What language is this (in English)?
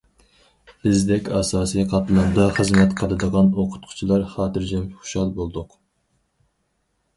Uyghur